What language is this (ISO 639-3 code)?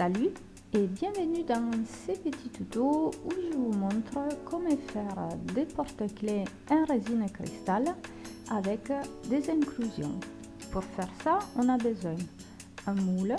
fra